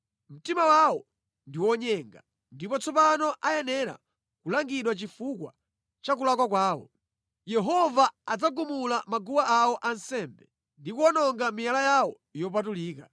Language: Nyanja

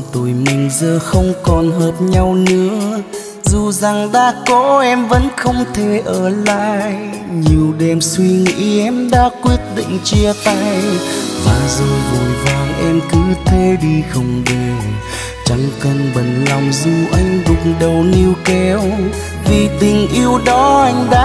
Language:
Vietnamese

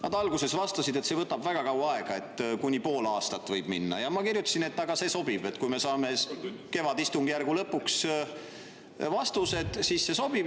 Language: Estonian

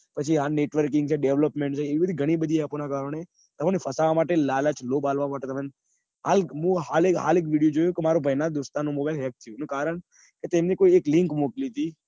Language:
Gujarati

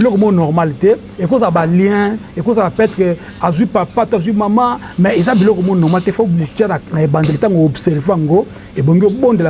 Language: French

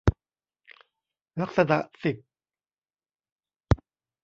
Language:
Thai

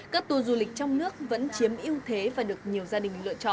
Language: Vietnamese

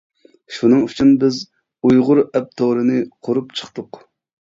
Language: Uyghur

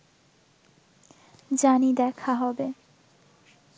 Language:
Bangla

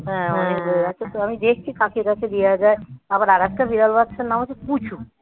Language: Bangla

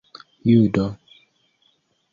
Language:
Esperanto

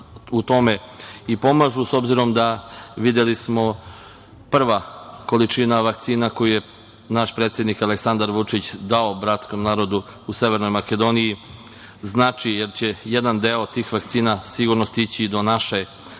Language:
Serbian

